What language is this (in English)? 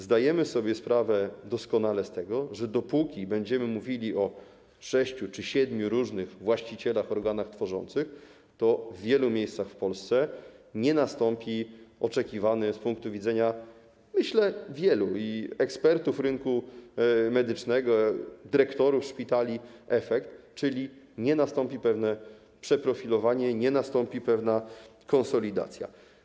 Polish